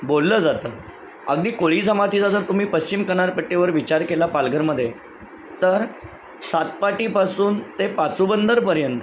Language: Marathi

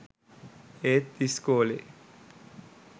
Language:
Sinhala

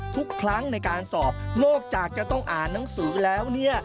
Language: Thai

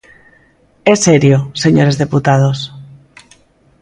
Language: Galician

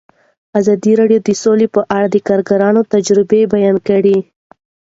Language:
Pashto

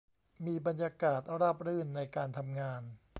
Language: Thai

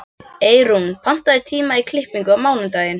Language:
Icelandic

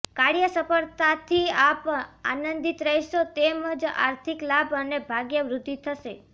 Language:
Gujarati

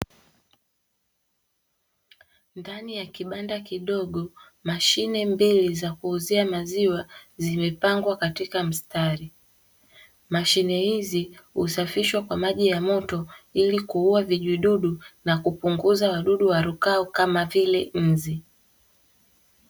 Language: Swahili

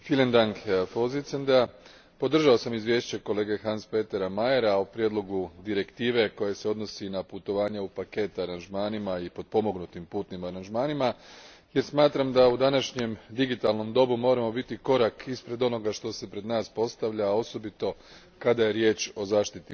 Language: Croatian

